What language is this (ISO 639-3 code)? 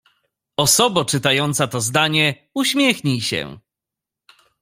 pol